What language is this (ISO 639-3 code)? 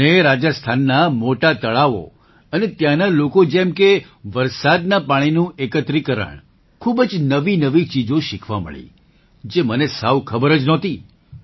guj